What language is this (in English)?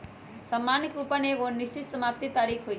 Magahi